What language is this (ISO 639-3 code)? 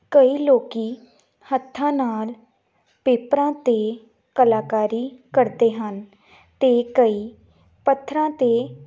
pan